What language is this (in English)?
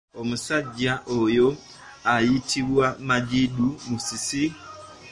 Ganda